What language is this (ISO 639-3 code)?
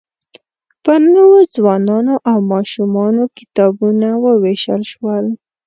pus